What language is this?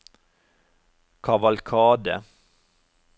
Norwegian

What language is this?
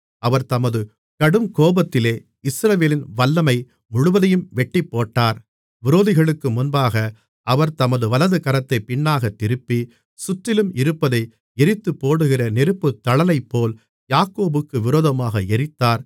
Tamil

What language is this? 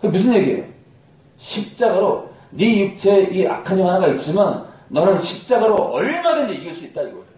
Korean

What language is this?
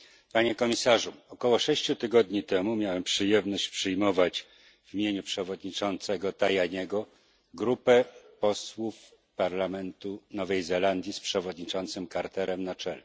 Polish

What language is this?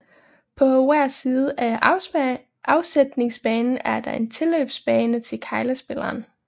Danish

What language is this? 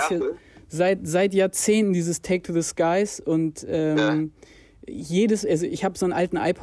German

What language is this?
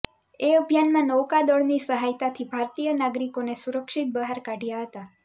Gujarati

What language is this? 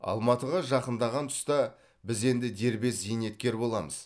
Kazakh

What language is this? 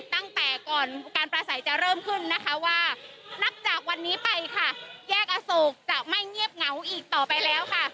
Thai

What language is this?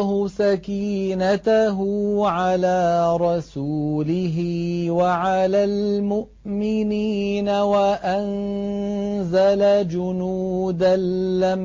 Arabic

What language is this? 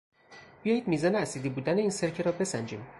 Persian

